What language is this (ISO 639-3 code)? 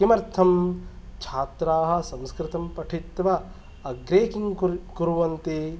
san